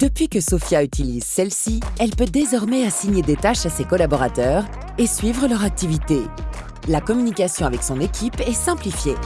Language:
French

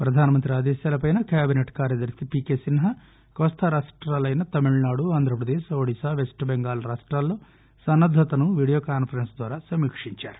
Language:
Telugu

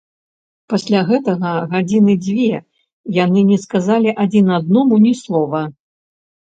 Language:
Belarusian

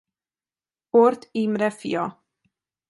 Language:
Hungarian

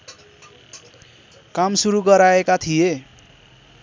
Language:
Nepali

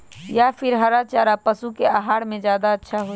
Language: Magahi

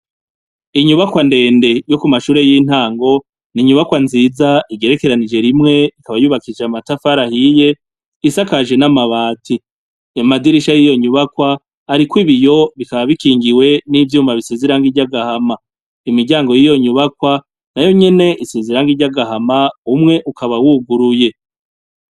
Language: Rundi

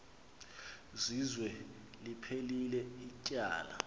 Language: Xhosa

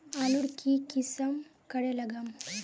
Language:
Magahi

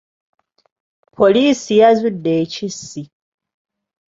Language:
Ganda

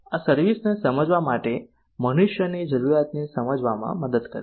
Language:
Gujarati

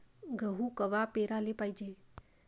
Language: Marathi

